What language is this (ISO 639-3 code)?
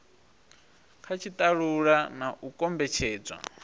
ven